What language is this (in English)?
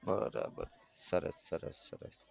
Gujarati